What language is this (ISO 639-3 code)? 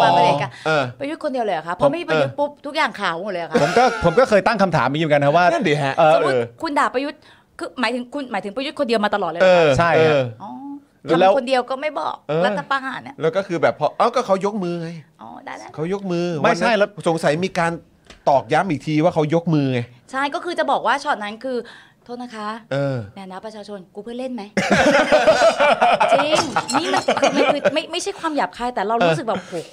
tha